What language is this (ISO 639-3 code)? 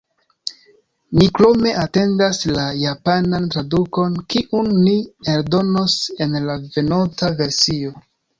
epo